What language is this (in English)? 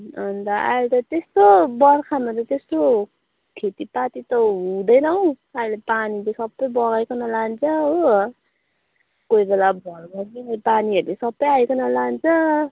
Nepali